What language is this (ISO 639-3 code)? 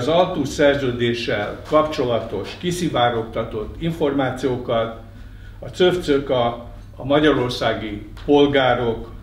hun